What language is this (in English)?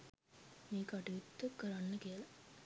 Sinhala